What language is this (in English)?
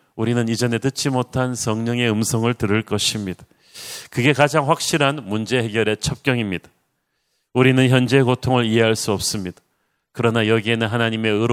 Korean